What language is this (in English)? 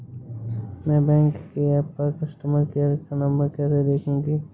Hindi